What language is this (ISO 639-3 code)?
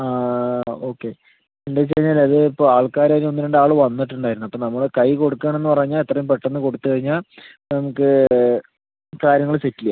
mal